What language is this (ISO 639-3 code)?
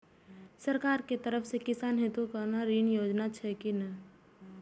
mai